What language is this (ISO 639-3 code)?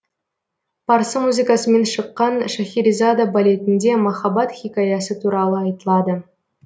kaz